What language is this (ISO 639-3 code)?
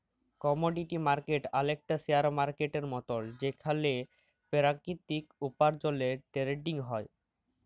ben